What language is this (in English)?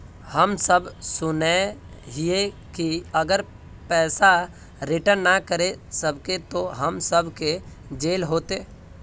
Magahi